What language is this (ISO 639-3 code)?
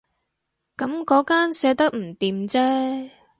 yue